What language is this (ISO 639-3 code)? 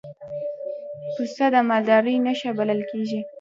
pus